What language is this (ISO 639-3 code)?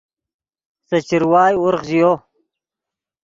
ydg